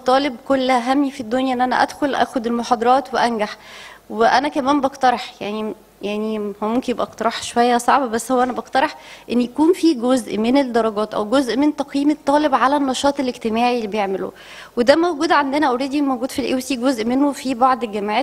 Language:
Arabic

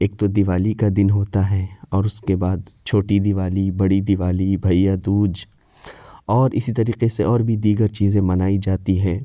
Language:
Urdu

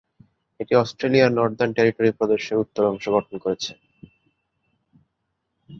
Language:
Bangla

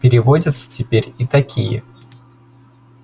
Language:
Russian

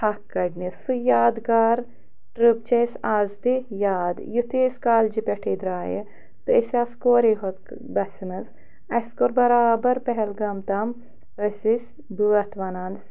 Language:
Kashmiri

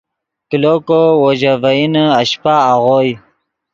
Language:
Yidgha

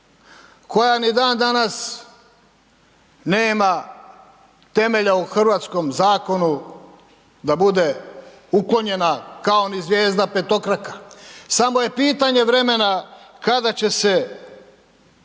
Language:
Croatian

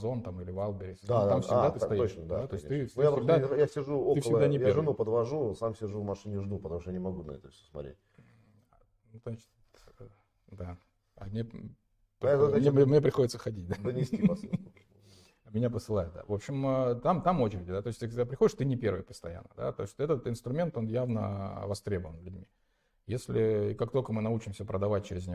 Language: Russian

